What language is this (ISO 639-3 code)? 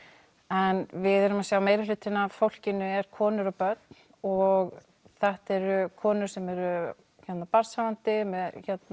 isl